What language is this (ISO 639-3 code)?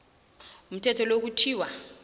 nbl